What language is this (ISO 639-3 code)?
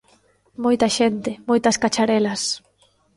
glg